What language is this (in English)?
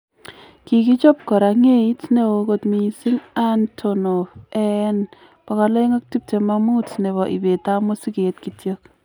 Kalenjin